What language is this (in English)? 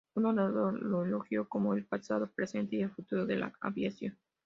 Spanish